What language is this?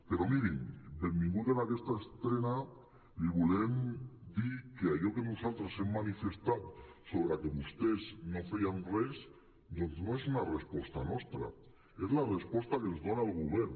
Catalan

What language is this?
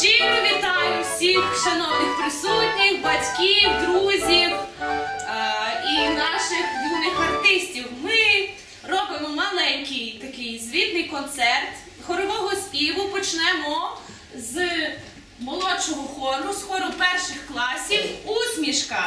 Ukrainian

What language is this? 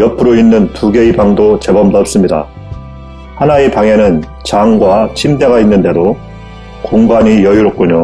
Korean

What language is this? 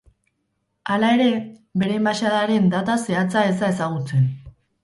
Basque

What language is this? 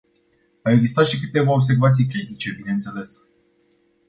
Romanian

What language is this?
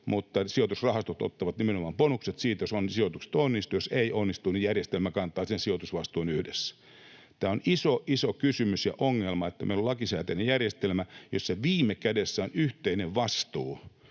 Finnish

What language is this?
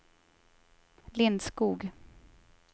Swedish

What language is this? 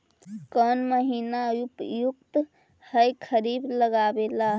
Magahi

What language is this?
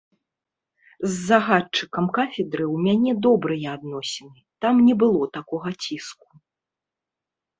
Belarusian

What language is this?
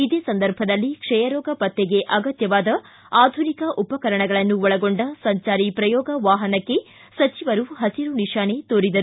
Kannada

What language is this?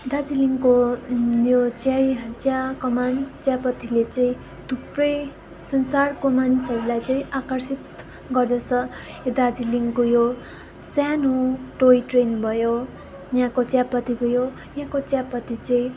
Nepali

